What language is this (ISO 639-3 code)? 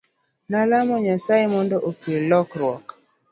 luo